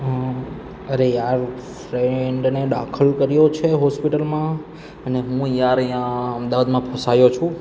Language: Gujarati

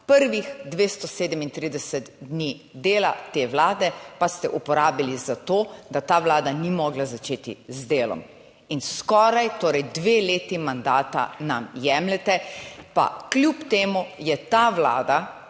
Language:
Slovenian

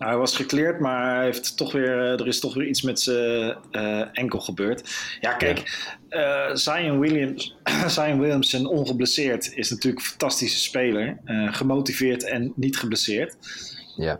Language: Dutch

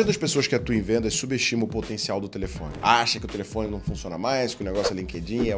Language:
Portuguese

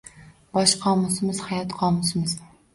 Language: Uzbek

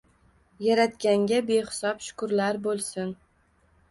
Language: Uzbek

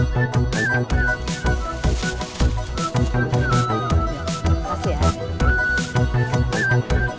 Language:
Indonesian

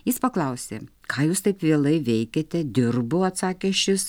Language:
Lithuanian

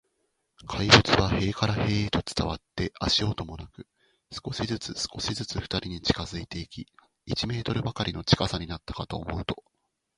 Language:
Japanese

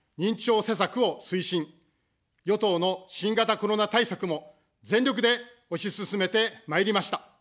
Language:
Japanese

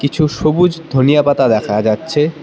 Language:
Bangla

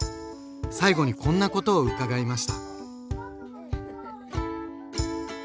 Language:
Japanese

